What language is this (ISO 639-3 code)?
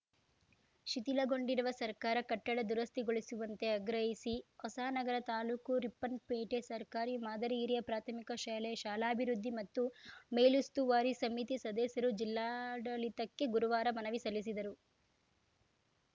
kan